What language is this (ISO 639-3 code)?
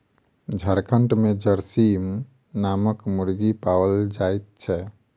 mai